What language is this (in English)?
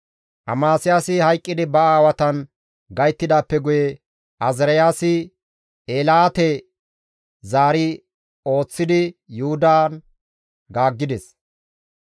Gamo